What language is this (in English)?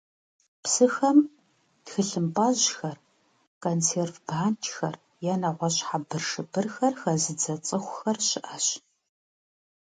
Kabardian